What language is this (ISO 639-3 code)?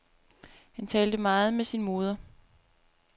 dan